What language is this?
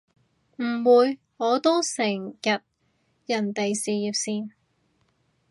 Cantonese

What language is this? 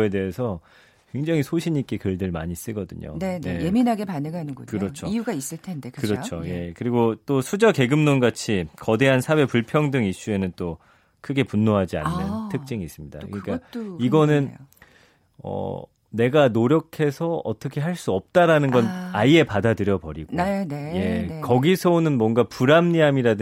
Korean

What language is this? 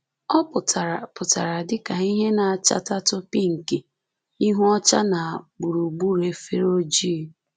Igbo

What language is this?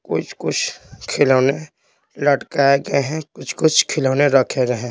Hindi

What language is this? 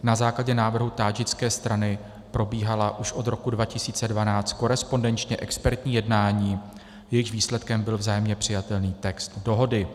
Czech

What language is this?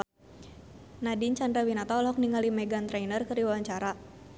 Sundanese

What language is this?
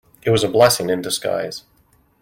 English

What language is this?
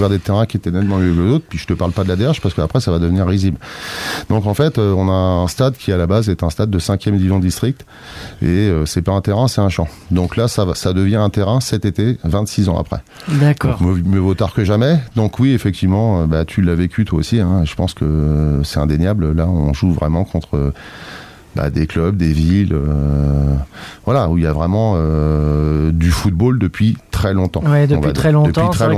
French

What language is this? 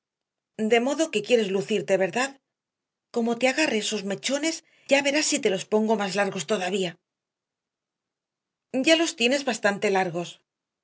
Spanish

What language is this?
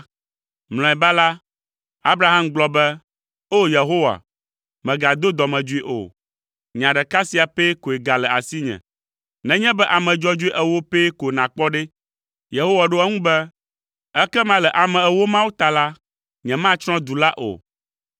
Ewe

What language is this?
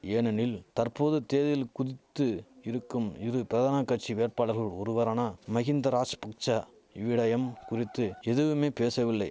Tamil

